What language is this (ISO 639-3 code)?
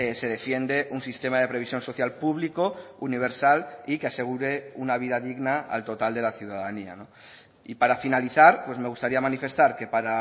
spa